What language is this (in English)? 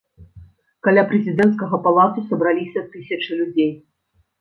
Belarusian